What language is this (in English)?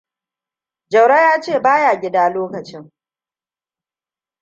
Hausa